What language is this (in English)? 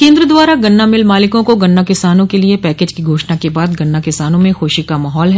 Hindi